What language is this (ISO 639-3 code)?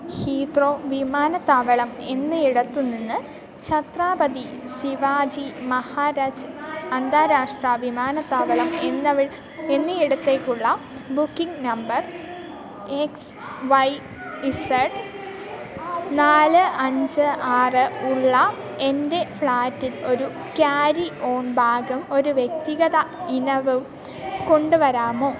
mal